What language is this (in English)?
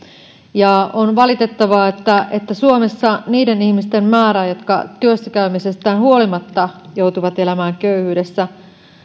Finnish